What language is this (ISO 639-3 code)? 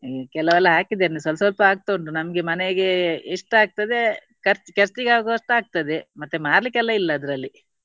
kan